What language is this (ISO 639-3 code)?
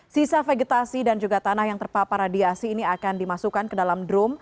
ind